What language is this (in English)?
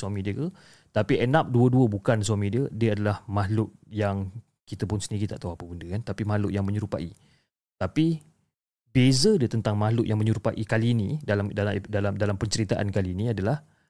Malay